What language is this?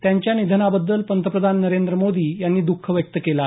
Marathi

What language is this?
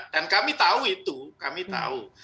Indonesian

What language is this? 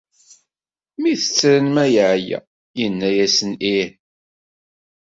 Kabyle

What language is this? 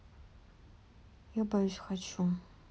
Russian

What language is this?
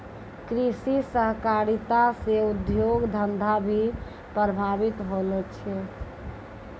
Maithili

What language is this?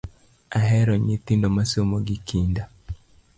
Luo (Kenya and Tanzania)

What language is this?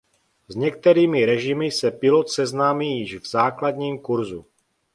Czech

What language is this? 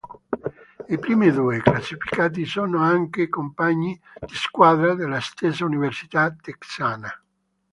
Italian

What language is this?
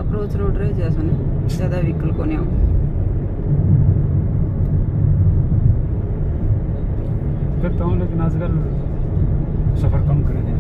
Hindi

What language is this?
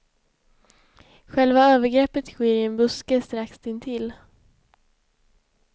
Swedish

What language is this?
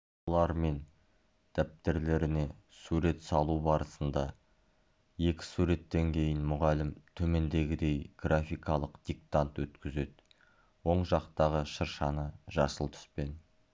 Kazakh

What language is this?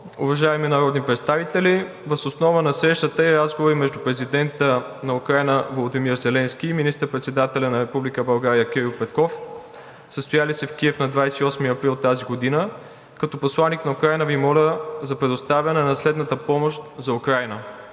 Bulgarian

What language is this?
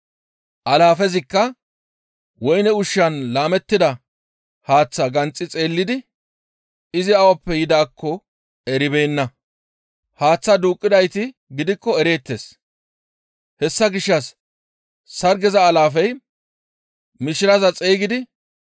Gamo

